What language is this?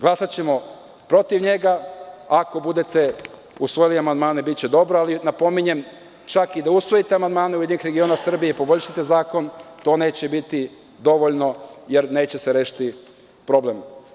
Serbian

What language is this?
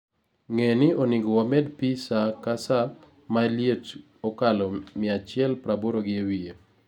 Luo (Kenya and Tanzania)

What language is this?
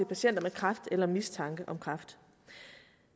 Danish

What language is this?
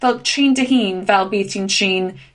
Welsh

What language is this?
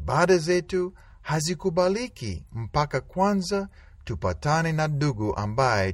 Swahili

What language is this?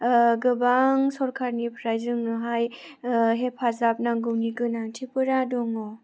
Bodo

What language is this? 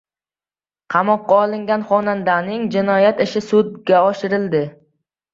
Uzbek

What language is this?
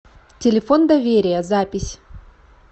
Russian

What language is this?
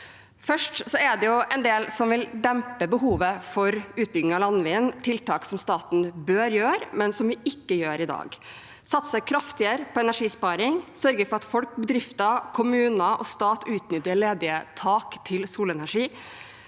Norwegian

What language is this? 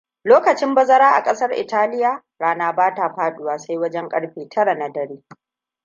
Hausa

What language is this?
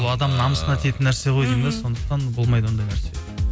Kazakh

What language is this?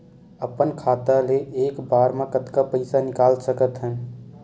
Chhattisgarhi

